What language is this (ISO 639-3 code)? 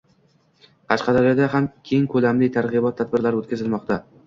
uzb